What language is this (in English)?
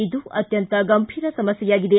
Kannada